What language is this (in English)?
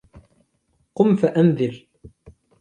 Arabic